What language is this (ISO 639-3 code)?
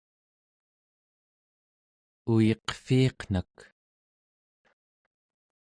esu